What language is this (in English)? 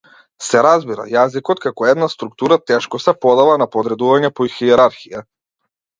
Macedonian